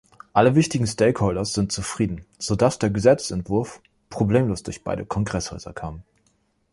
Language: German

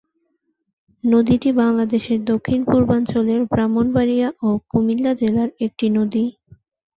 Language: Bangla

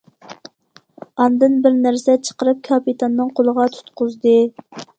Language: Uyghur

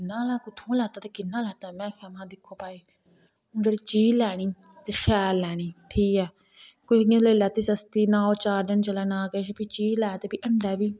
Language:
Dogri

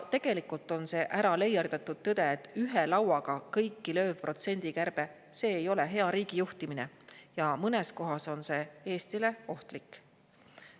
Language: Estonian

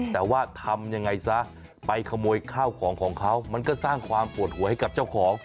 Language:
Thai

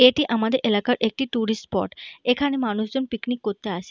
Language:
Bangla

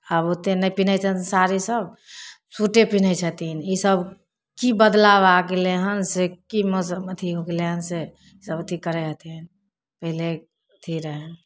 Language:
Maithili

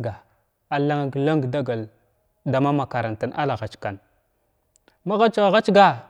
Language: Glavda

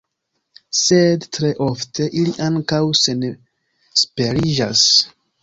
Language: Esperanto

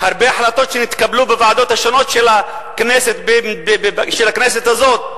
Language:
Hebrew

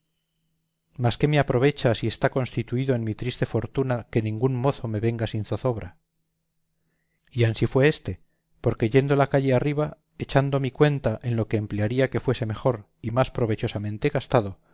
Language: Spanish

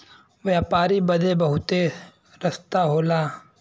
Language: Bhojpuri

